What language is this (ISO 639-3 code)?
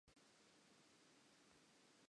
sot